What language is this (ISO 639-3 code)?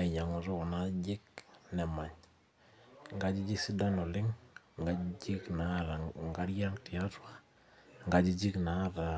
mas